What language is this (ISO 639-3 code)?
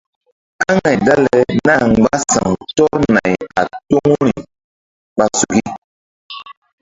mdd